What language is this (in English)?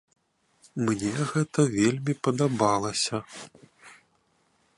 Belarusian